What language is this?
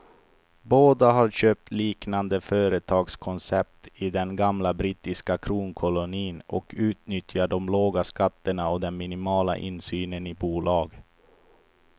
Swedish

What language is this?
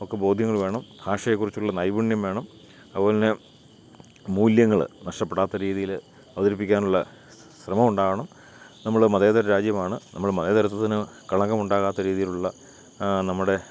Malayalam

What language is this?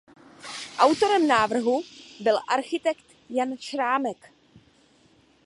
Czech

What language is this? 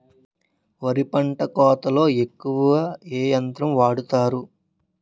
Telugu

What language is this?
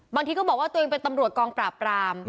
Thai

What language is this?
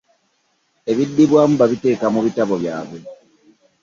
Ganda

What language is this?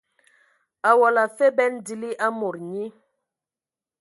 Ewondo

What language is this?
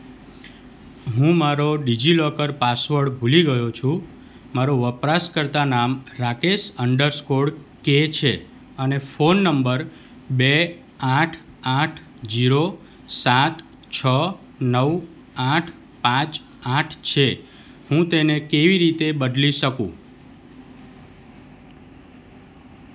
Gujarati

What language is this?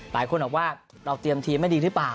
Thai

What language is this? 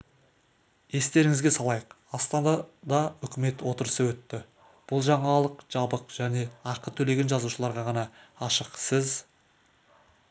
Kazakh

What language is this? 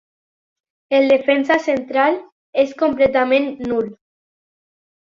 Catalan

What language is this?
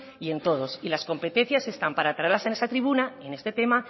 Spanish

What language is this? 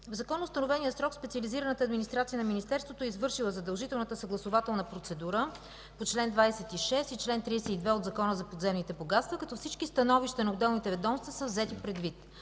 Bulgarian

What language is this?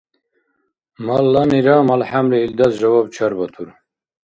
Dargwa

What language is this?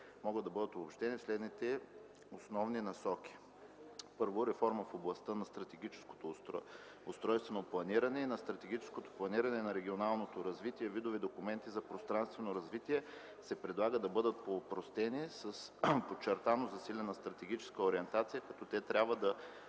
Bulgarian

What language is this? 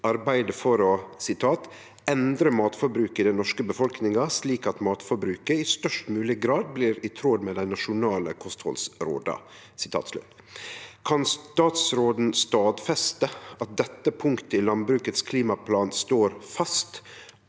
Norwegian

